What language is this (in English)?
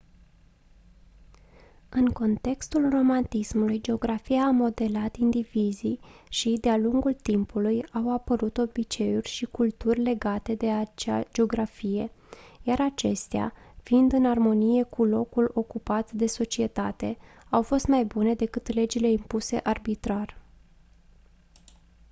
Romanian